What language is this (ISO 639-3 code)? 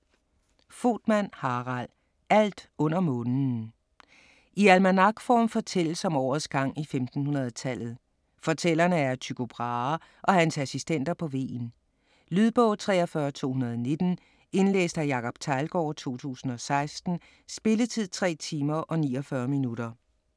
dan